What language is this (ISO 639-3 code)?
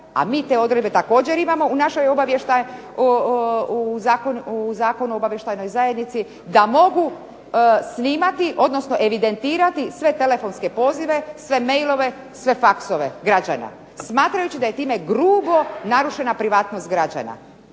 hrv